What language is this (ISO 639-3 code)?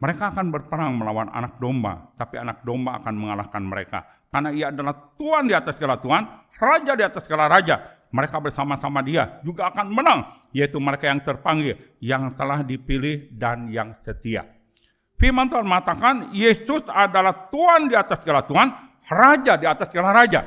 ind